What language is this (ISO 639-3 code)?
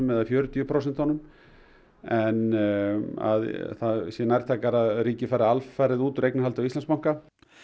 isl